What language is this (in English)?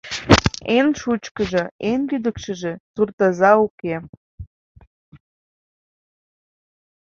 Mari